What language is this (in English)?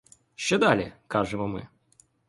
Ukrainian